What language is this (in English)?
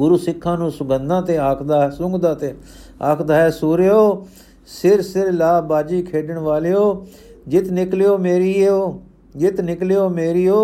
Punjabi